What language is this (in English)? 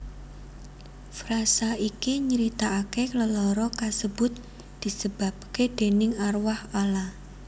Javanese